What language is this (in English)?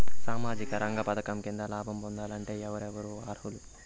Telugu